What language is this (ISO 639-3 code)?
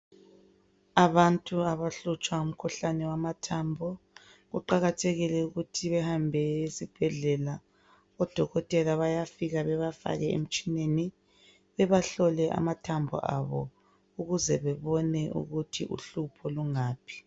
nde